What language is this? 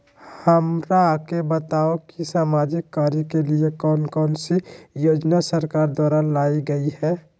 Magahi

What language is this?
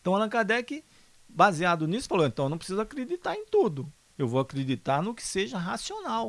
Portuguese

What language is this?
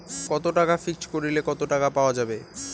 Bangla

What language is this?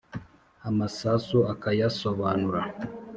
Kinyarwanda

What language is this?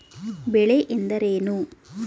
Kannada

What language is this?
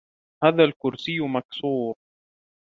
Arabic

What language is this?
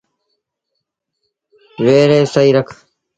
Sindhi Bhil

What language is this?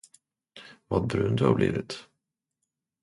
Swedish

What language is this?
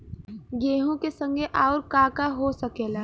Bhojpuri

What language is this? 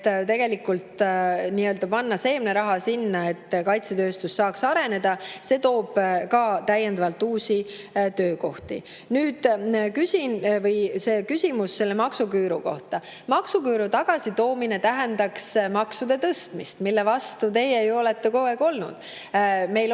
Estonian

